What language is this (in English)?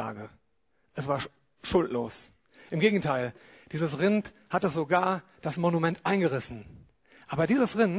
German